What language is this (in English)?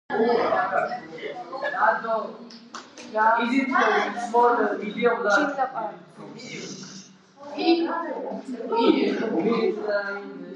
Georgian